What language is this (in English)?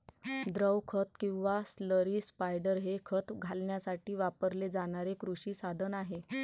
Marathi